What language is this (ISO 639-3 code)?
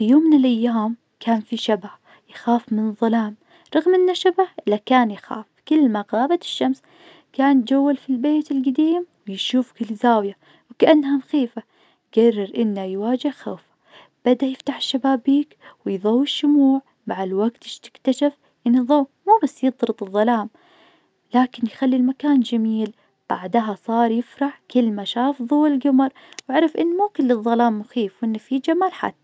ars